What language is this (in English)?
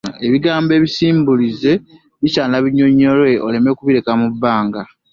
Ganda